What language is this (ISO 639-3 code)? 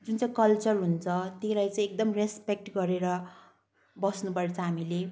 nep